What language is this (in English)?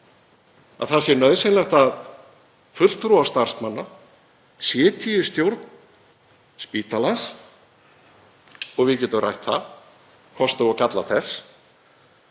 Icelandic